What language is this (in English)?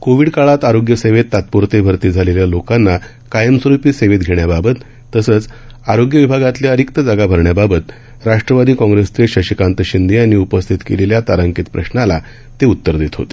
Marathi